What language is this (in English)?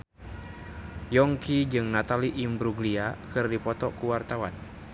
Sundanese